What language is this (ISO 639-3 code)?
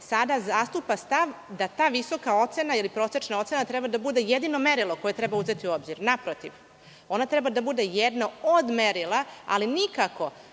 srp